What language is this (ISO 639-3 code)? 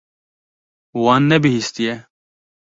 kur